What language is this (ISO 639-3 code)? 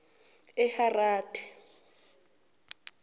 zul